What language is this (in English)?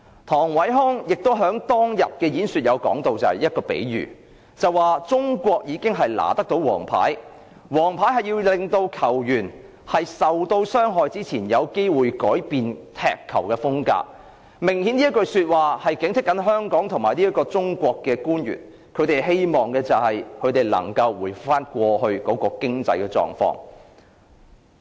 Cantonese